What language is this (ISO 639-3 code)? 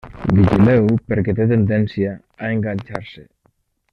cat